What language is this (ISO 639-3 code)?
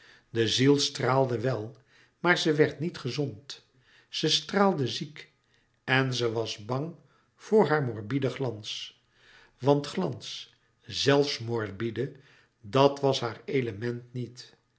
nld